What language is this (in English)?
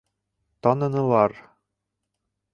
Bashkir